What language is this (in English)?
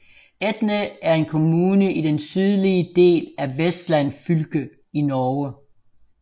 Danish